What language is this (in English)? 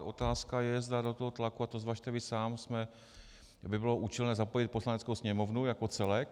Czech